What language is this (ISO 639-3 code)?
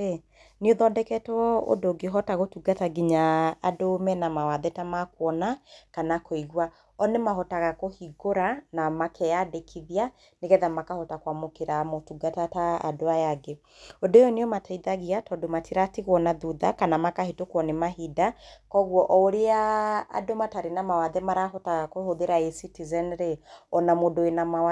kik